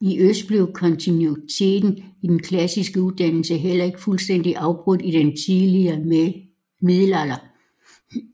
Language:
Danish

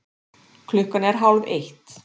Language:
Icelandic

